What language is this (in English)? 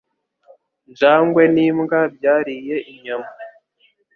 Kinyarwanda